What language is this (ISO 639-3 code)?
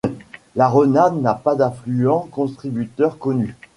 fra